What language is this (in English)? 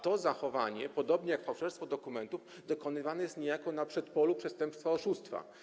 Polish